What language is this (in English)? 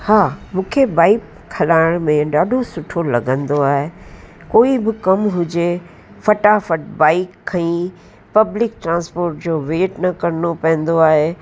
Sindhi